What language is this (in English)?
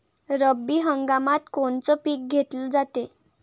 Marathi